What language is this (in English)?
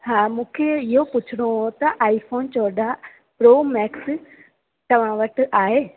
Sindhi